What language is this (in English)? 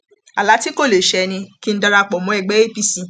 Yoruba